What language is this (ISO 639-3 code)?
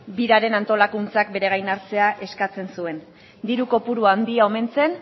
eus